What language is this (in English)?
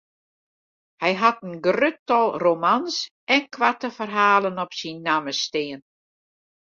Western Frisian